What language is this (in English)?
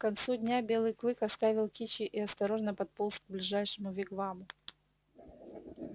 Russian